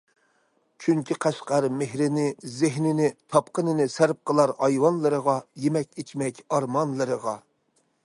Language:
Uyghur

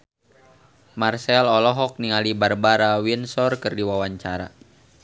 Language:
Sundanese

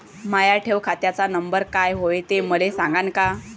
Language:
Marathi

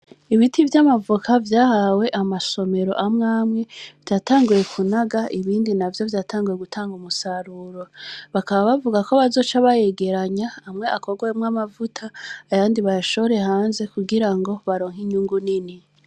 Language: Rundi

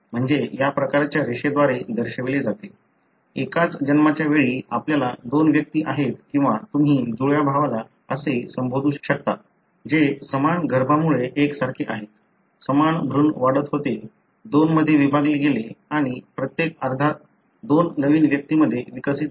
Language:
Marathi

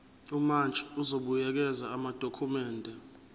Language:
Zulu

